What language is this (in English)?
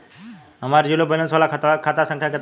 Bhojpuri